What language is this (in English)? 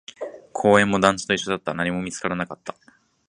Japanese